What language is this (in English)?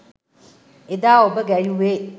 Sinhala